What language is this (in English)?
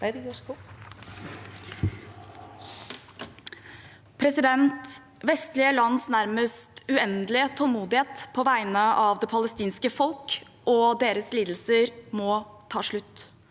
Norwegian